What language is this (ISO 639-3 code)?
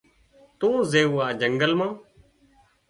kxp